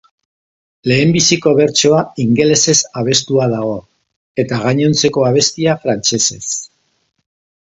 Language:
Basque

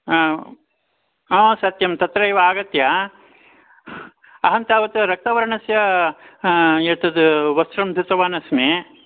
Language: Sanskrit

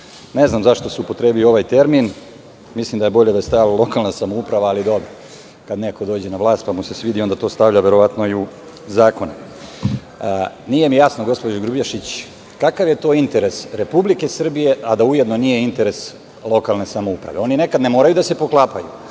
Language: Serbian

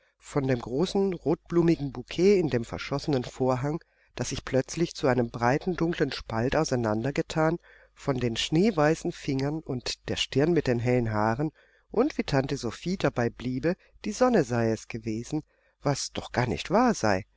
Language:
German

